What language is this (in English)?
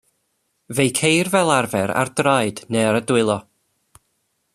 Welsh